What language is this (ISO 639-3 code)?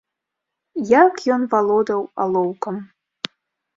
bel